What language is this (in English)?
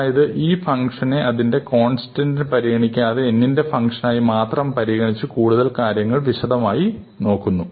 Malayalam